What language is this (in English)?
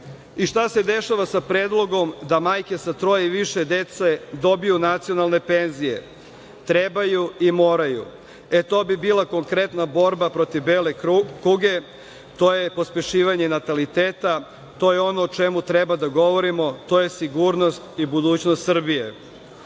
Serbian